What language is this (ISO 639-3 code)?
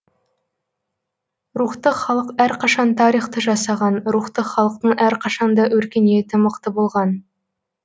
kaz